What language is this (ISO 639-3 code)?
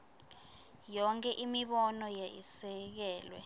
ssw